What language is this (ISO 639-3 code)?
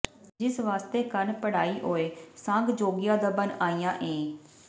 pan